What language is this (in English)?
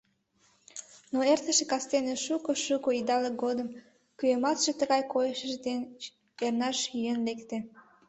Mari